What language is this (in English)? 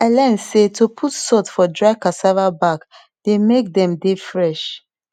Nigerian Pidgin